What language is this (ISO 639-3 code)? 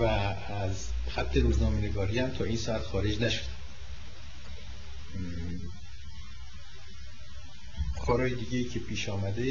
fas